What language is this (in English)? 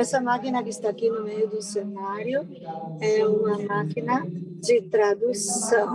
Portuguese